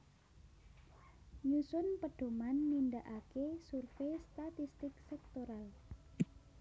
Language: Javanese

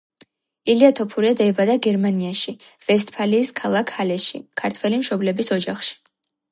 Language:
Georgian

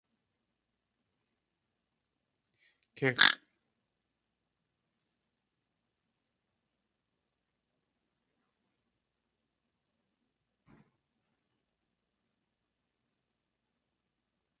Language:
Tlingit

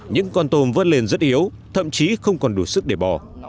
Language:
Vietnamese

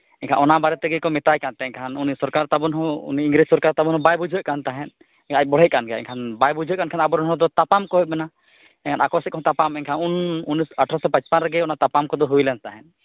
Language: Santali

